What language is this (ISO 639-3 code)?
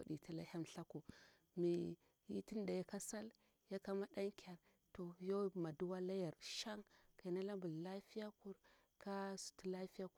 bwr